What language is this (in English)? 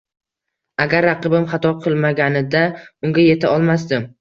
Uzbek